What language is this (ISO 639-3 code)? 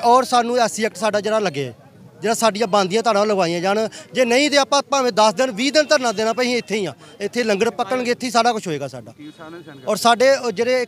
pan